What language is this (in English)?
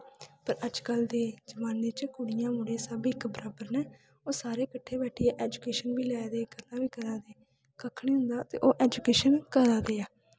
Dogri